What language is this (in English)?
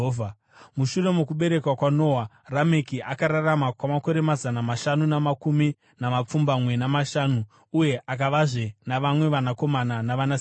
Shona